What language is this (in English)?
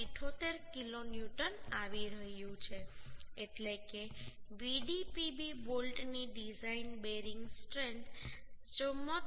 Gujarati